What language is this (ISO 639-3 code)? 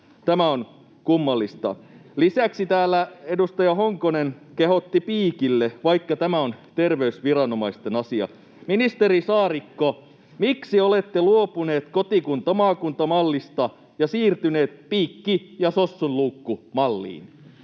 fin